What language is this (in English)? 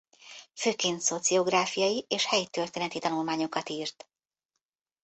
Hungarian